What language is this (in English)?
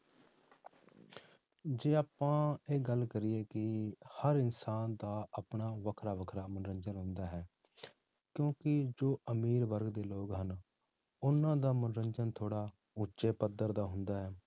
Punjabi